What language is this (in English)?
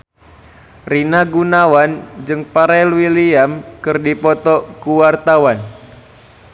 Sundanese